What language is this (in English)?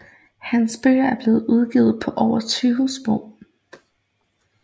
Danish